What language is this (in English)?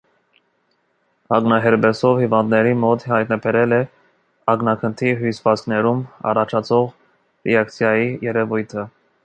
Armenian